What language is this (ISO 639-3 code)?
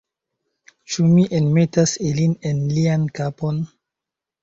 epo